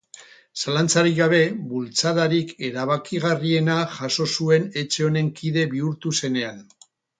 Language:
Basque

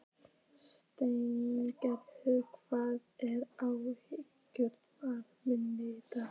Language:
Icelandic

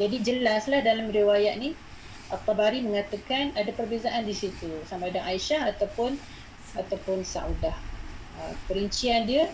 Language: Malay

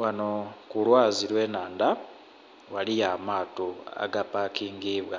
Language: Soga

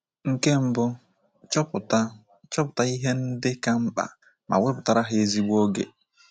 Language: Igbo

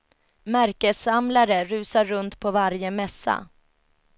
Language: Swedish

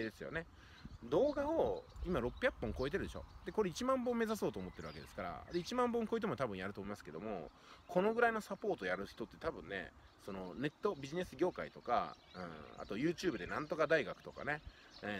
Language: Japanese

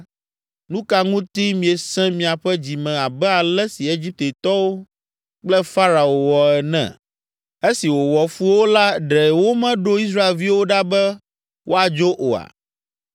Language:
Ewe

